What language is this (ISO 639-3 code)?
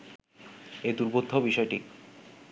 ben